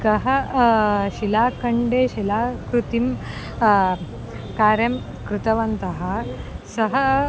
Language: Sanskrit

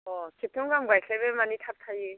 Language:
Bodo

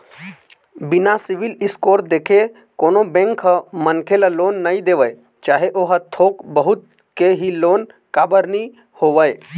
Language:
Chhattisgarhi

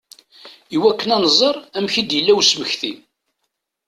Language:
Kabyle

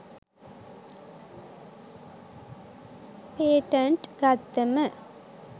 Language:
Sinhala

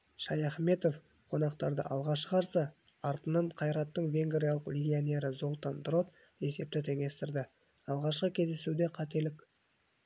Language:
Kazakh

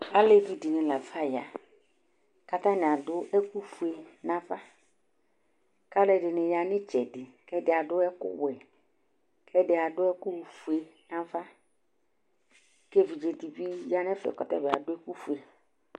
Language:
Ikposo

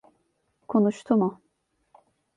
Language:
Turkish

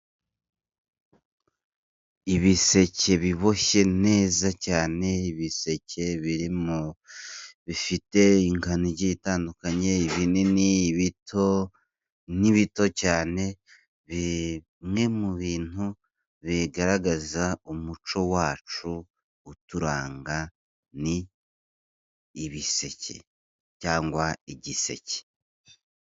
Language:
Kinyarwanda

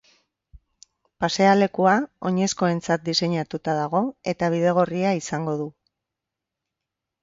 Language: Basque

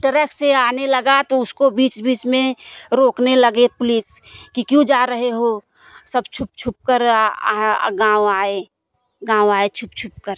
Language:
Hindi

